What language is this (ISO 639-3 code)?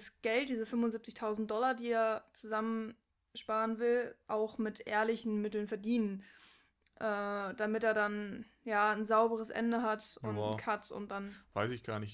deu